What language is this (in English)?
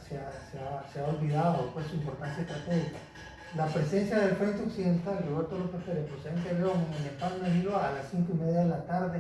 Spanish